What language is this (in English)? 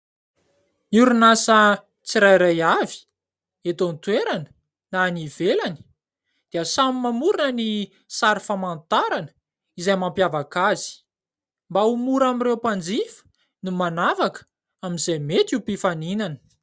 Malagasy